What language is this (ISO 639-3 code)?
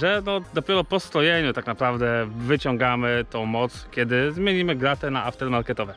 pol